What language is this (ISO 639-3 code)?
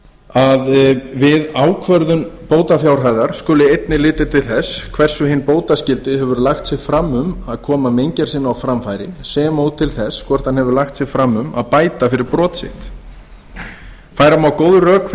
isl